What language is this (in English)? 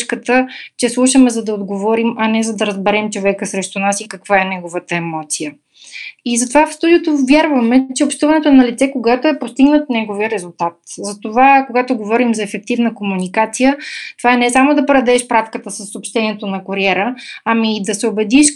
Bulgarian